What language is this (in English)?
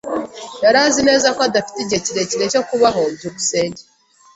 Kinyarwanda